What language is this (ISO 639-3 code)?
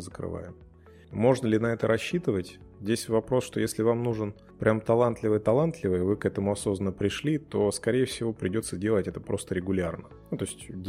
rus